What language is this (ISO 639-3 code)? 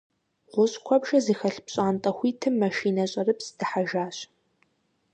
kbd